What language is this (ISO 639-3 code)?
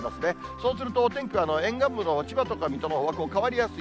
jpn